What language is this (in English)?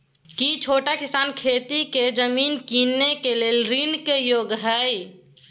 Maithili